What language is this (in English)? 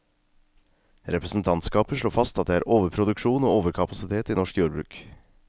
Norwegian